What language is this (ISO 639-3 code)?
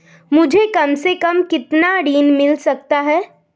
hin